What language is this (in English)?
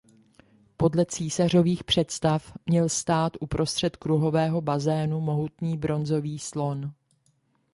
Czech